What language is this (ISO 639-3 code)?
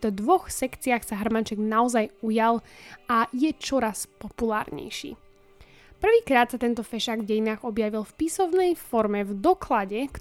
slk